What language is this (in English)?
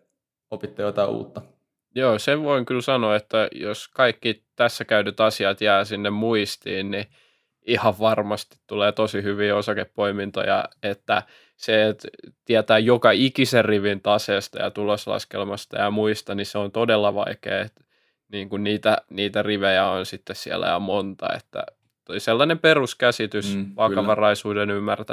Finnish